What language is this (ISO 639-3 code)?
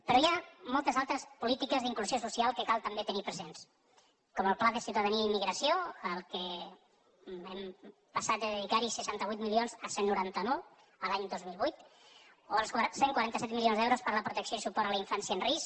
cat